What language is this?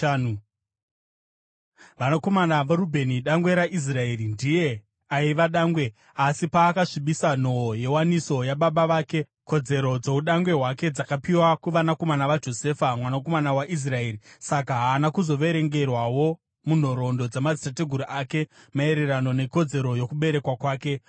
Shona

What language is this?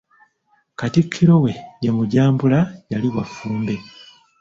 Ganda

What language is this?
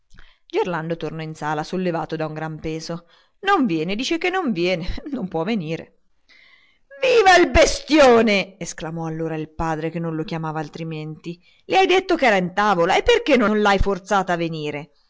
Italian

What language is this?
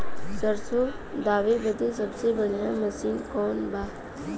Bhojpuri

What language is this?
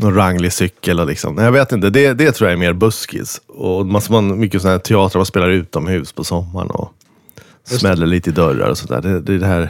Swedish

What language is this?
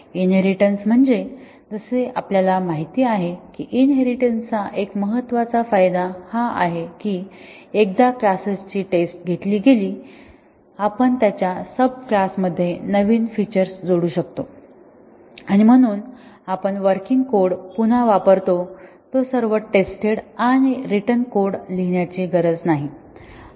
Marathi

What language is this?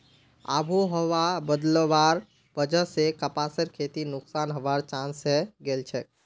Magahi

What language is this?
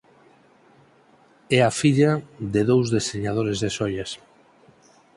Galician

